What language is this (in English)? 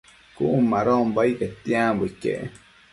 Matsés